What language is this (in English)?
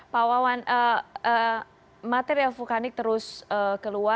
Indonesian